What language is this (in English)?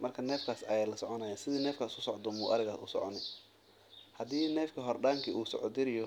Somali